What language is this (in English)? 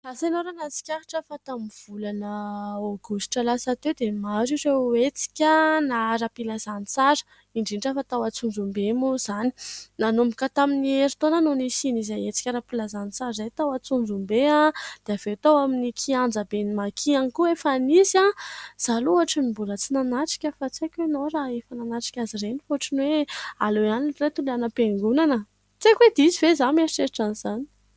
Malagasy